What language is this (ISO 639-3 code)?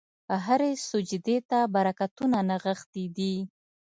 pus